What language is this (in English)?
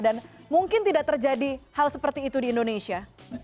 Indonesian